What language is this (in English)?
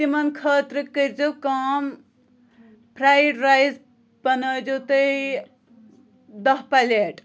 Kashmiri